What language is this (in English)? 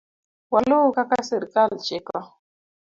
Luo (Kenya and Tanzania)